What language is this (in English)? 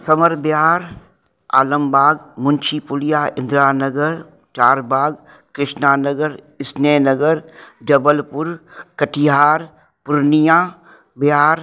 Sindhi